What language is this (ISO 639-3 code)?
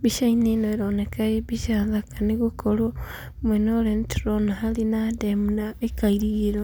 kik